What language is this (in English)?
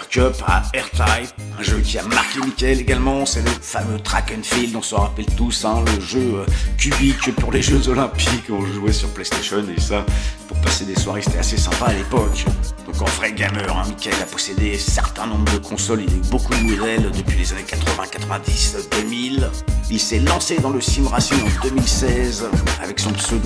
French